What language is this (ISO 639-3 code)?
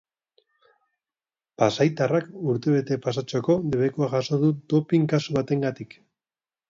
eus